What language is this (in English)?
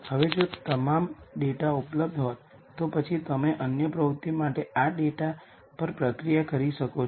Gujarati